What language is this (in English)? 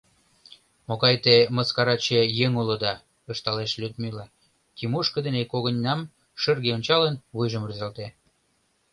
Mari